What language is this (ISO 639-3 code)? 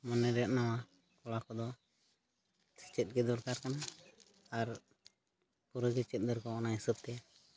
sat